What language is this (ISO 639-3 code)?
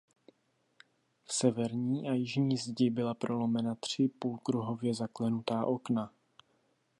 ces